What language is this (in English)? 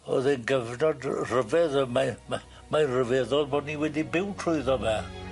Welsh